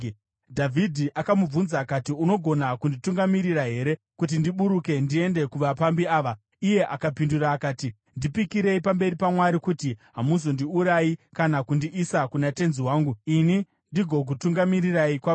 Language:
Shona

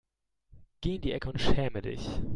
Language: German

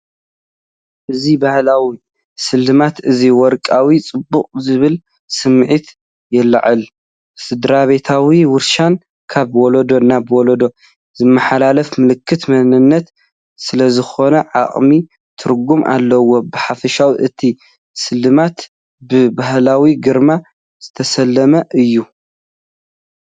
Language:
Tigrinya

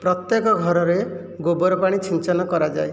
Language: Odia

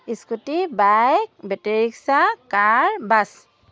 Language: Assamese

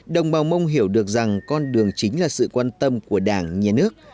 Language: Vietnamese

